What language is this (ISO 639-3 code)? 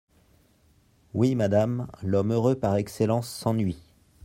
fra